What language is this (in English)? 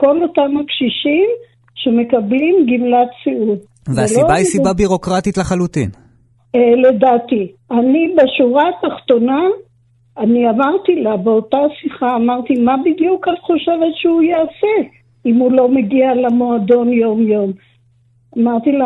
Hebrew